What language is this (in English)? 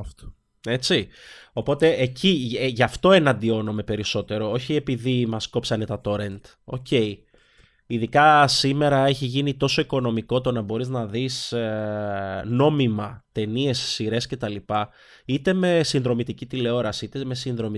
Greek